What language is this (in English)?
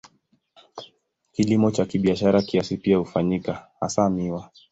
Swahili